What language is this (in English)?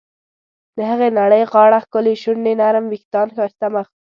Pashto